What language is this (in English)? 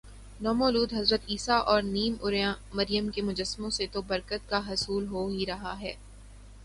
Urdu